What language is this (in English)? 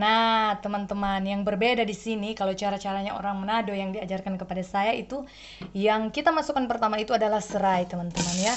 Indonesian